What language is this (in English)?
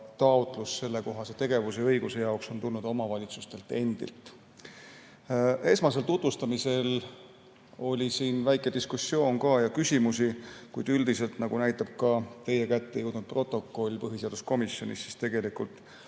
Estonian